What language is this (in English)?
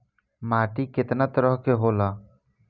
Bhojpuri